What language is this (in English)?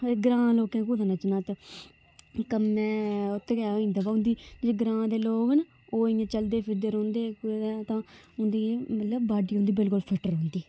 Dogri